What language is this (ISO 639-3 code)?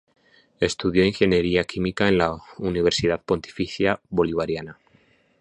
spa